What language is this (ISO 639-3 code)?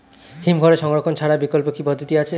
ben